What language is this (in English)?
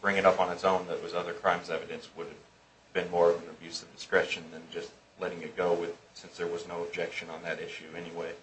English